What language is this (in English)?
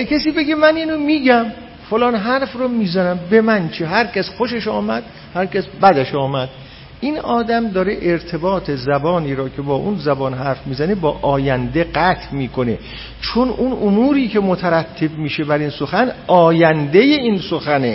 Persian